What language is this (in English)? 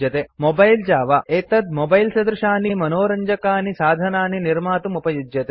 Sanskrit